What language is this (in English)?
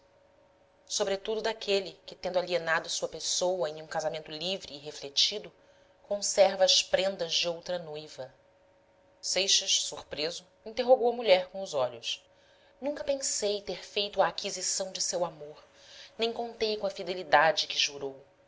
Portuguese